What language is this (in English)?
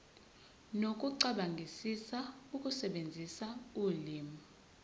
Zulu